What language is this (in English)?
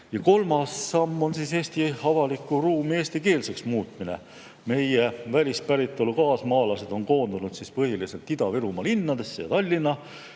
Estonian